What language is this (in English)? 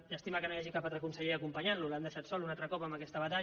Catalan